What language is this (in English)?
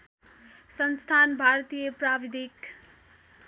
Nepali